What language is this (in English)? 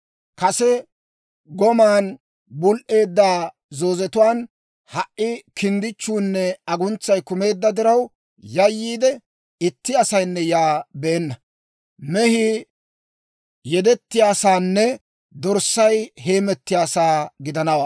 Dawro